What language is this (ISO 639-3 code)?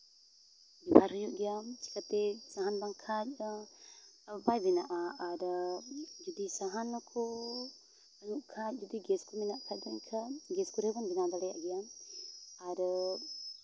sat